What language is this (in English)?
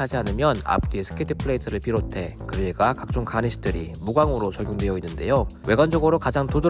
Korean